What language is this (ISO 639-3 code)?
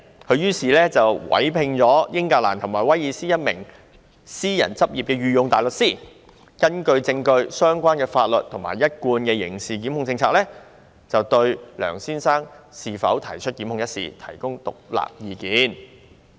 yue